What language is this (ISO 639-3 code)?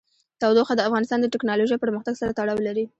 pus